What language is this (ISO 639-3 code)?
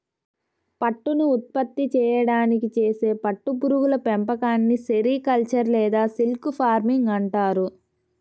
tel